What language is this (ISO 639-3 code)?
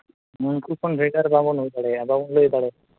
sat